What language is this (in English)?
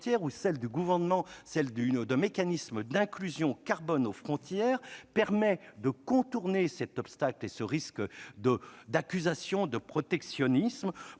French